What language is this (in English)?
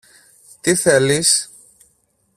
Greek